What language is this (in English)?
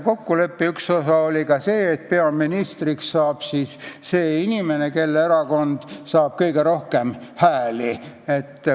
Estonian